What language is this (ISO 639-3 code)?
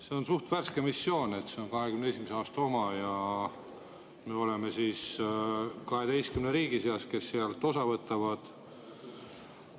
est